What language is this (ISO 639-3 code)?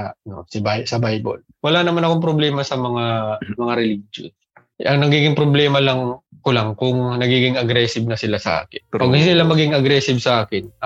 fil